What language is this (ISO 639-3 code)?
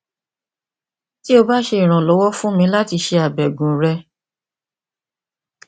yor